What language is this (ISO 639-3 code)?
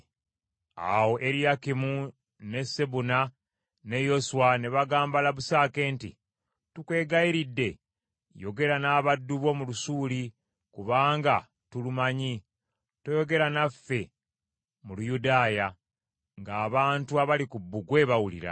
lug